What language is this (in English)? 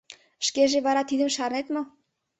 Mari